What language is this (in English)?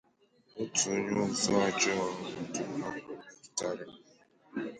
Igbo